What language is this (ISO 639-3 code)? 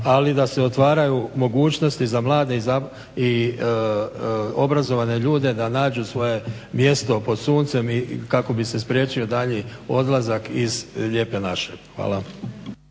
hrv